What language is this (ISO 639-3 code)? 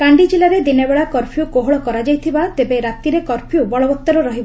ori